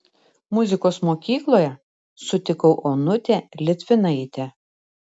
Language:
Lithuanian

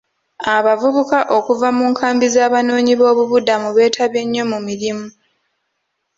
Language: Ganda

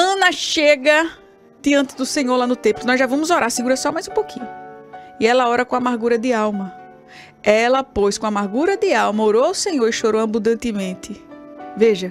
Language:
Portuguese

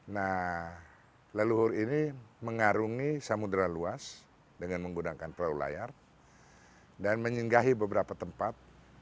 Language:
Indonesian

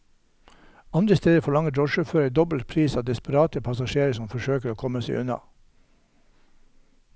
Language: Norwegian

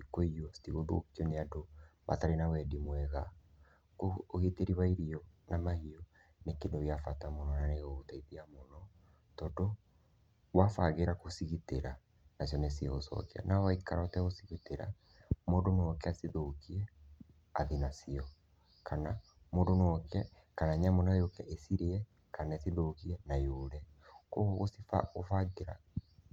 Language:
Kikuyu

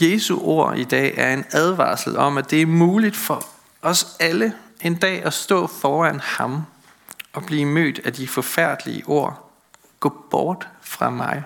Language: Danish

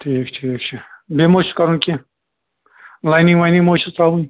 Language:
Kashmiri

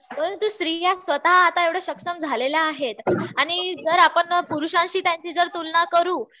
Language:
Marathi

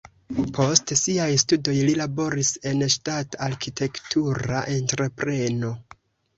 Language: Esperanto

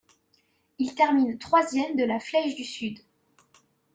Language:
French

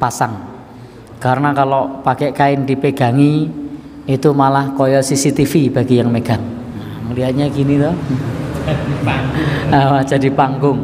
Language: Indonesian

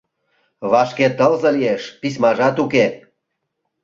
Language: Mari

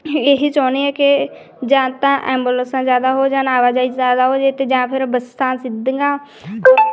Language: Punjabi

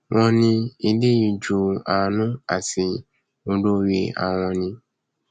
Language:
Yoruba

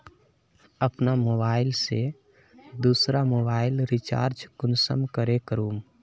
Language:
Magahi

